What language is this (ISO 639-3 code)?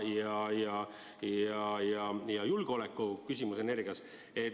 est